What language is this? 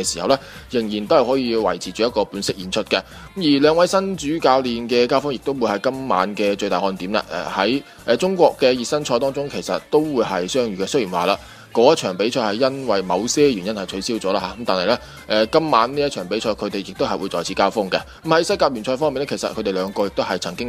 Chinese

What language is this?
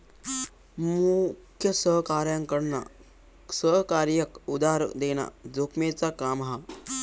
Marathi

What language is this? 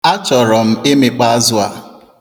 Igbo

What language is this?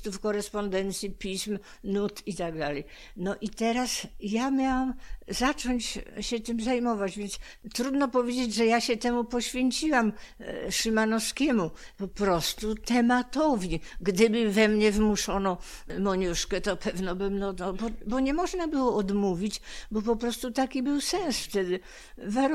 Polish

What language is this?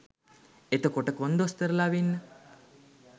Sinhala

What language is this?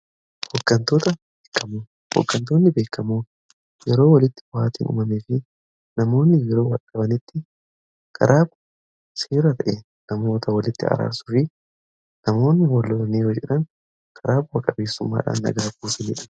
Oromo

